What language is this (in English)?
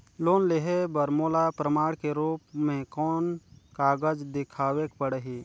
Chhattisgarhi